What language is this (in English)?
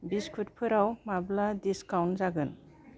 Bodo